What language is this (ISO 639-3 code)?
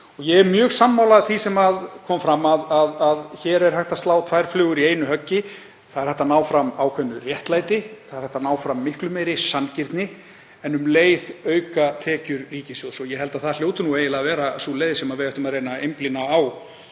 isl